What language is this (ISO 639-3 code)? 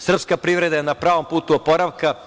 srp